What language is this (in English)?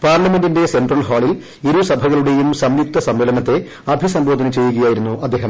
Malayalam